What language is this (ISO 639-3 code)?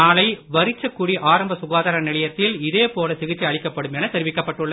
tam